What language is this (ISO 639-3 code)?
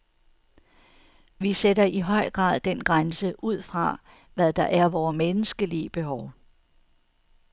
dan